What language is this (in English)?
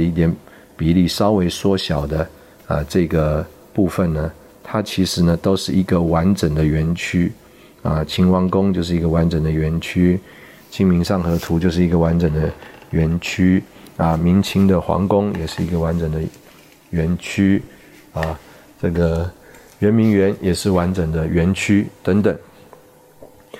Chinese